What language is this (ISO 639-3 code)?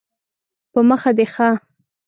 pus